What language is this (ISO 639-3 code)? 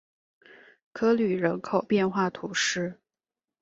zho